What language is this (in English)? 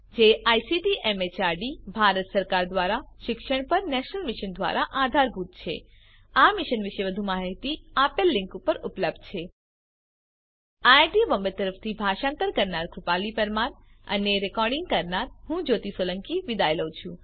Gujarati